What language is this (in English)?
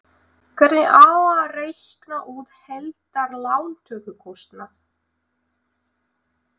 Icelandic